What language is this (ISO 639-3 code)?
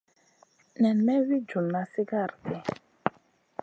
mcn